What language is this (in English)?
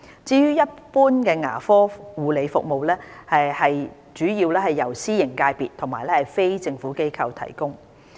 Cantonese